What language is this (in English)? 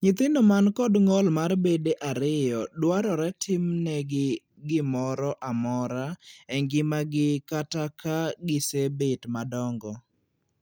Luo (Kenya and Tanzania)